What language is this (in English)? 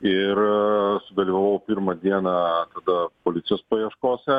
Lithuanian